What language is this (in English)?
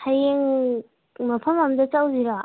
Manipuri